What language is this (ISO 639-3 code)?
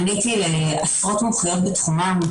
heb